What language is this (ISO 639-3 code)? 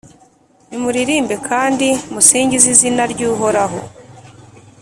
kin